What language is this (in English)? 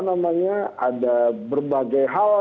Indonesian